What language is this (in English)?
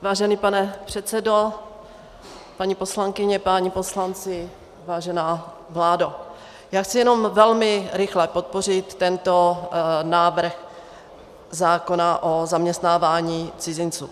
Czech